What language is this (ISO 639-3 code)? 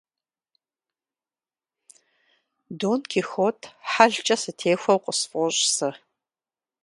kbd